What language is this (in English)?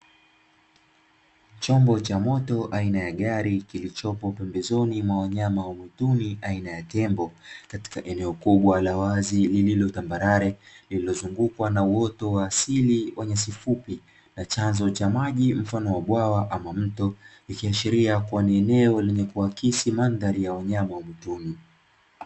Swahili